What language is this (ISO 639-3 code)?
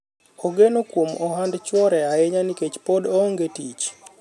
luo